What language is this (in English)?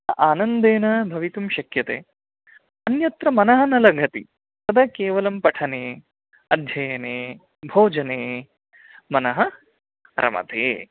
Sanskrit